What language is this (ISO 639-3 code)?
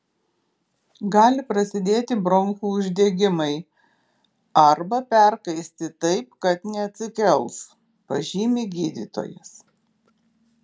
lit